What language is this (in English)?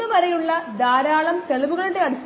Malayalam